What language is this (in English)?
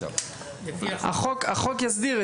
Hebrew